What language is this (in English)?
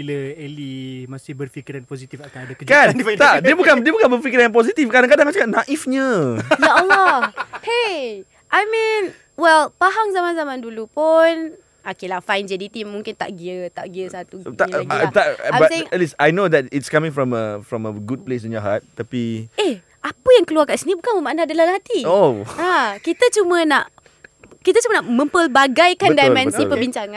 Malay